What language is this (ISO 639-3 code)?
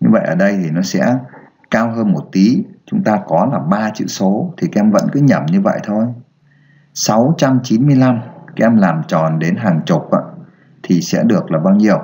vie